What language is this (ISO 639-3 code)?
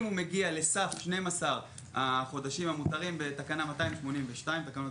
heb